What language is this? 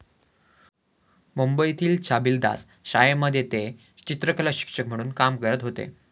Marathi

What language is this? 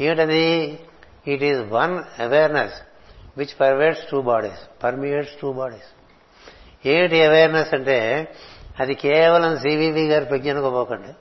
Telugu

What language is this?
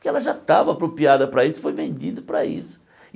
Portuguese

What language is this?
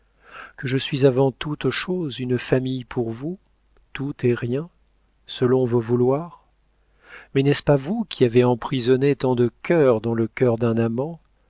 French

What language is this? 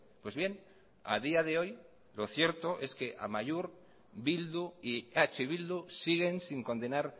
Spanish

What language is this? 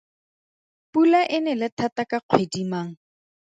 Tswana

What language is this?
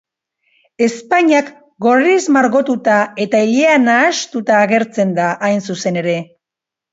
Basque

